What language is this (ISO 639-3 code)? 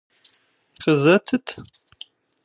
kbd